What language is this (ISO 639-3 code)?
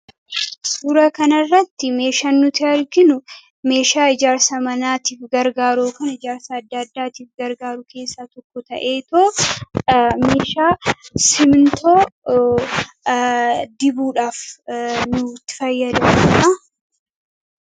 orm